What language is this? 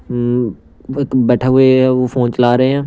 Hindi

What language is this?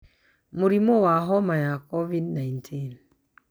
Kikuyu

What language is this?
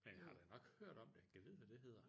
Danish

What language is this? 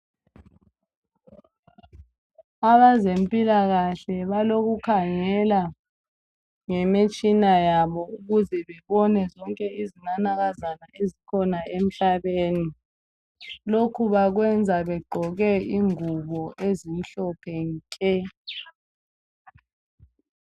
North Ndebele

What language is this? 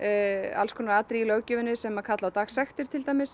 Icelandic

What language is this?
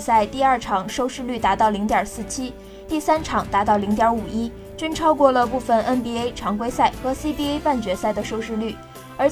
Chinese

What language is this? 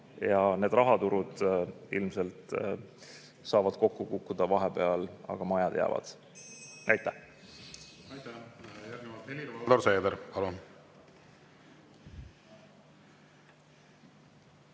Estonian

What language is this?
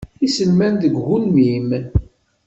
Kabyle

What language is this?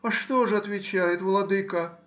Russian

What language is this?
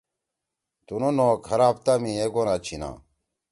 Torwali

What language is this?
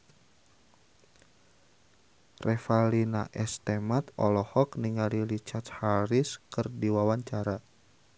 Sundanese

